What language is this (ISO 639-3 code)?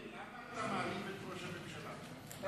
heb